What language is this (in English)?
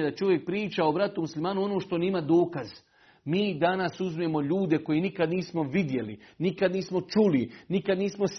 Croatian